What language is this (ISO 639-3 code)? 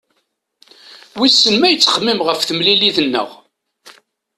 kab